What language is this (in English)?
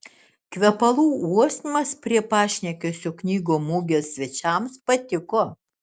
Lithuanian